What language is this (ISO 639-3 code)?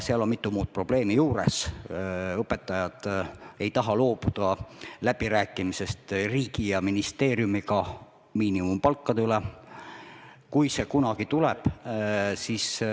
est